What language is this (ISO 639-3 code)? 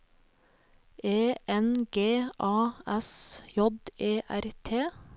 nor